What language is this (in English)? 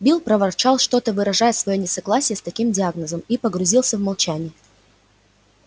Russian